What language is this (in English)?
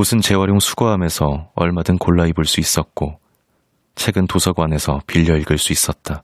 Korean